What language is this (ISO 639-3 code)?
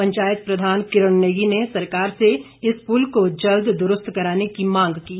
hin